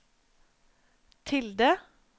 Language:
Norwegian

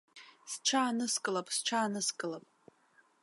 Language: Abkhazian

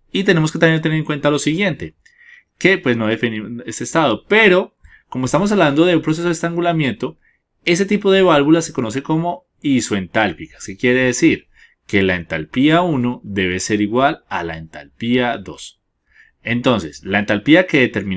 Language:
Spanish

